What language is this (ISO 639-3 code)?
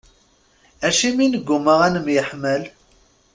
kab